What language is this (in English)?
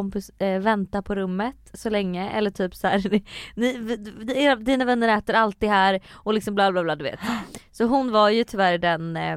Swedish